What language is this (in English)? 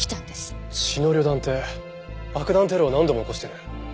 Japanese